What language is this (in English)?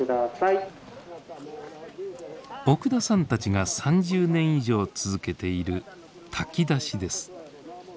Japanese